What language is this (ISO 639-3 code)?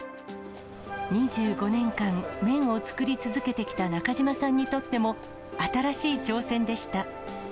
jpn